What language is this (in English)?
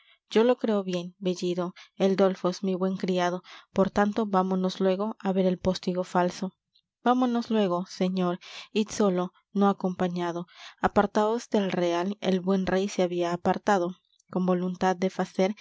Spanish